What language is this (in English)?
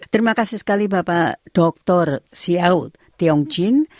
Indonesian